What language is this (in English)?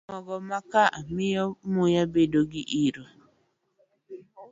Luo (Kenya and Tanzania)